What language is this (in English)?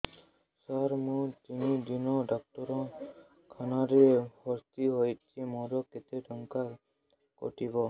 Odia